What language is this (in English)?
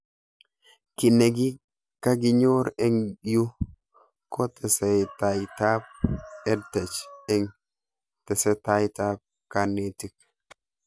Kalenjin